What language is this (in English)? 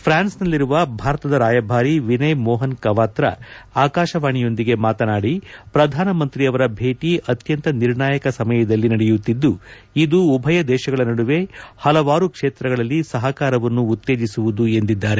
Kannada